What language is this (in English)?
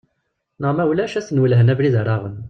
Kabyle